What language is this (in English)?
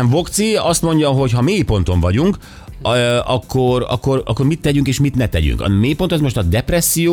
Hungarian